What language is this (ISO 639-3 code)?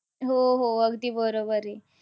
mar